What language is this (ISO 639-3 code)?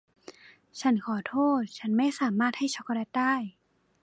tha